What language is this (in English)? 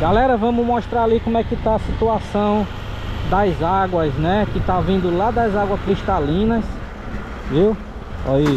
Portuguese